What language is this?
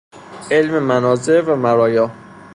Persian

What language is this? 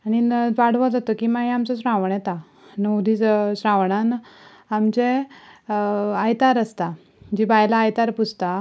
Konkani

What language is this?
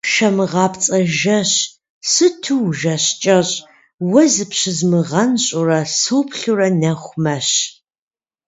Kabardian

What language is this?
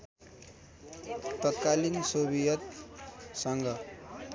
Nepali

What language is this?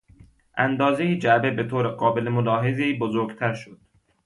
Persian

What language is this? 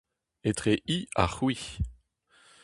Breton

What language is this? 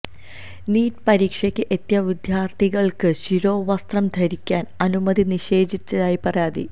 Malayalam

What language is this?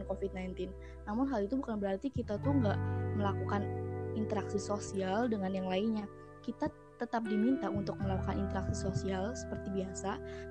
Indonesian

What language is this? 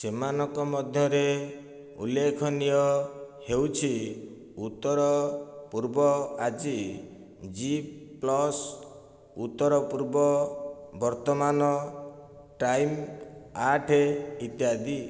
Odia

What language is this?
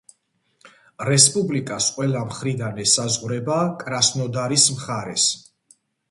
Georgian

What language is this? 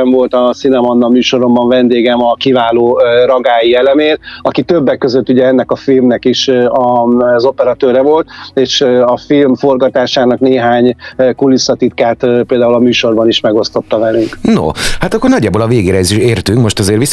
Hungarian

